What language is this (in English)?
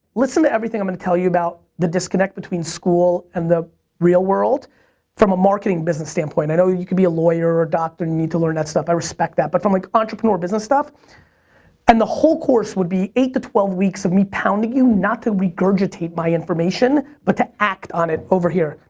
English